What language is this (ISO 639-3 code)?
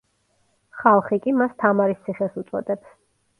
kat